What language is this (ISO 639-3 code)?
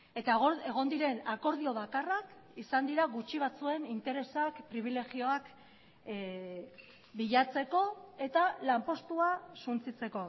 eus